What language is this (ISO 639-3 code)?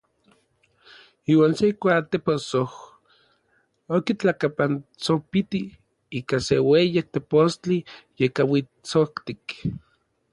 nlv